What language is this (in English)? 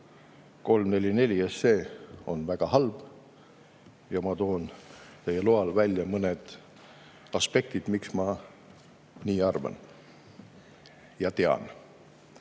Estonian